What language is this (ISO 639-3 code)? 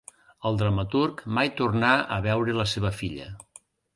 cat